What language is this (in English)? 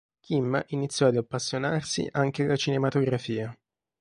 Italian